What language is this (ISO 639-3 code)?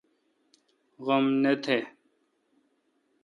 xka